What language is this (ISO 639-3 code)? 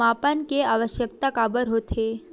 hne